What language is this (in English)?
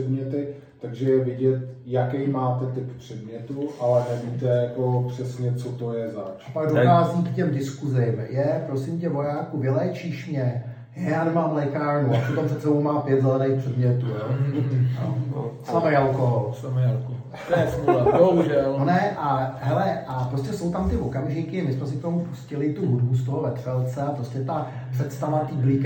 Czech